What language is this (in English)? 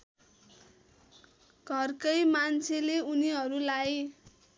Nepali